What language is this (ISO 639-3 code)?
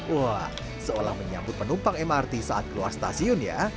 ind